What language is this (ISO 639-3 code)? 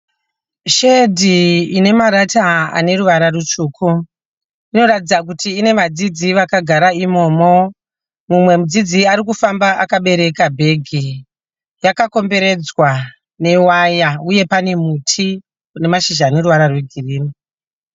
sna